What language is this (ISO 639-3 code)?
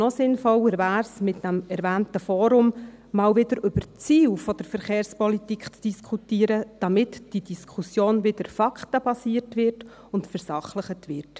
gsw